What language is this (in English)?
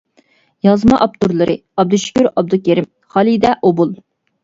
Uyghur